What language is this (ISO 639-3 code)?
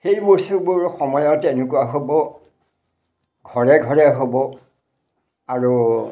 asm